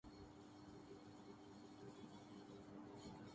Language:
Urdu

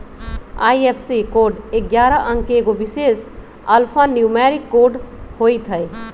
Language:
Magahi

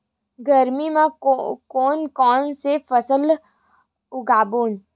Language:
Chhattisgarhi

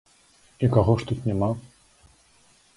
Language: Belarusian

